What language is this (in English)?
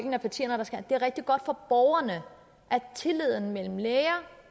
Danish